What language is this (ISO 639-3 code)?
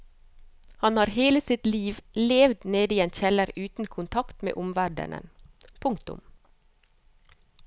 nor